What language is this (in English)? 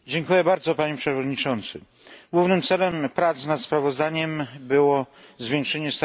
Polish